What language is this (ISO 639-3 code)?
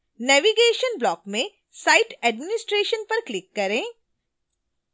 hin